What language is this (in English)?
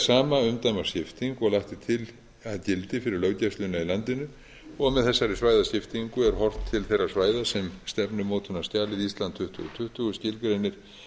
Icelandic